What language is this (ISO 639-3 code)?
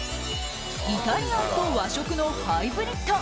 jpn